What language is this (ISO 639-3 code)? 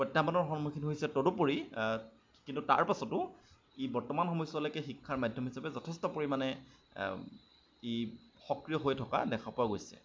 asm